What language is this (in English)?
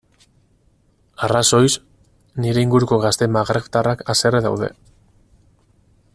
Basque